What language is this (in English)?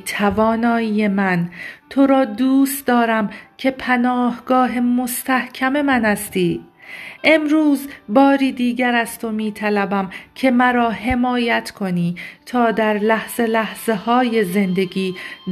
Persian